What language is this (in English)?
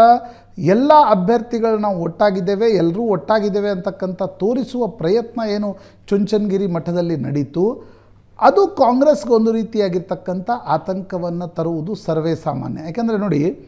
Kannada